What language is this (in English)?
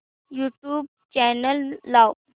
Marathi